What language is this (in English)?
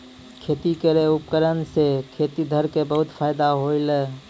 Maithili